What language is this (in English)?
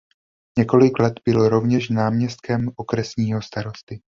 Czech